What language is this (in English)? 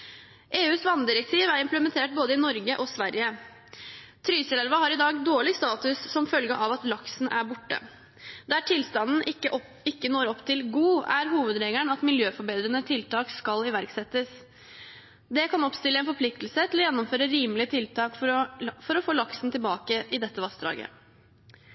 Norwegian Bokmål